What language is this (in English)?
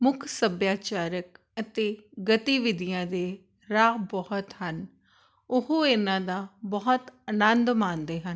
Punjabi